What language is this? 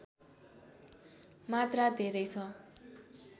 Nepali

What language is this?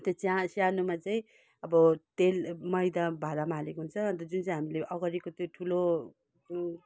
Nepali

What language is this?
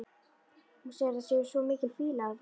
Icelandic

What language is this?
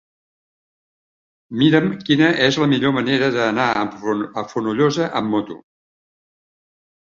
Catalan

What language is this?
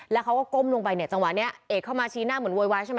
Thai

